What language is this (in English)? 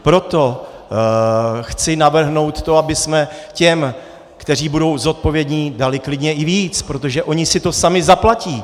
Czech